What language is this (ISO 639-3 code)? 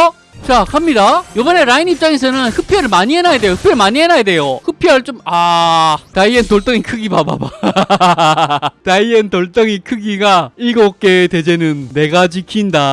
kor